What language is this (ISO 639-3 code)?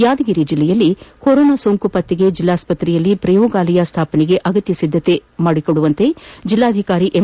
kan